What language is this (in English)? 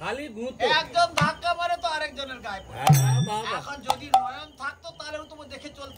Arabic